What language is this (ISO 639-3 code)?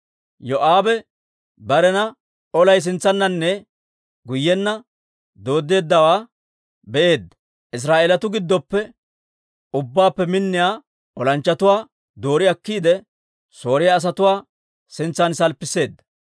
dwr